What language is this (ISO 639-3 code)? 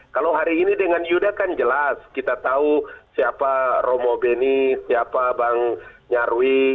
ind